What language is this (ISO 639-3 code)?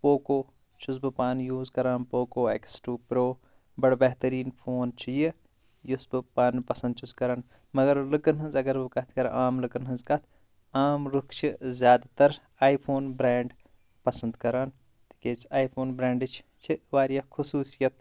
kas